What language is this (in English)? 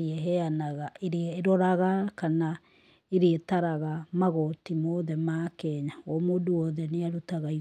Kikuyu